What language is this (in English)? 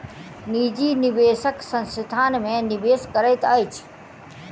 Maithili